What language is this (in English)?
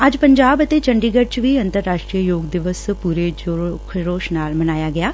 Punjabi